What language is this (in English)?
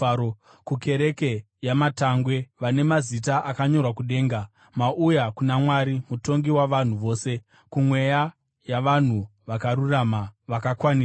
Shona